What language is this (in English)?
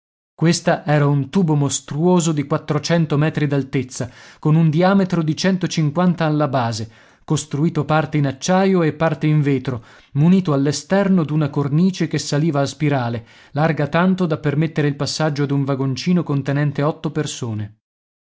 Italian